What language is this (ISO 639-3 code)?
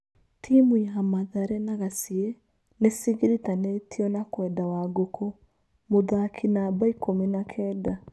kik